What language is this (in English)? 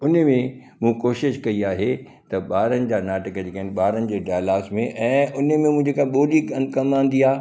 Sindhi